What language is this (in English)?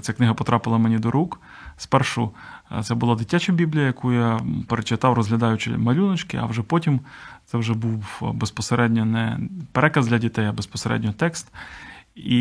Ukrainian